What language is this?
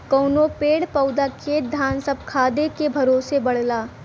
Bhojpuri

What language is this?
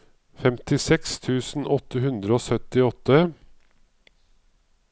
Norwegian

